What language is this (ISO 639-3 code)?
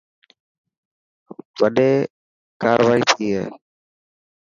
mki